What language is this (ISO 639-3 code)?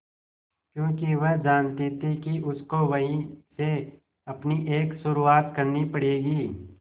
hin